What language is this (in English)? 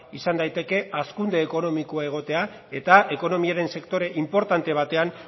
Basque